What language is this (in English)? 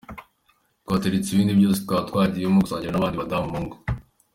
Kinyarwanda